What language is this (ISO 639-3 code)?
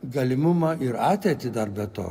lit